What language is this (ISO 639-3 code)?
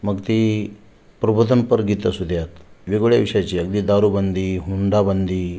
mar